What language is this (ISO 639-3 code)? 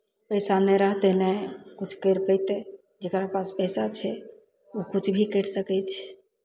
mai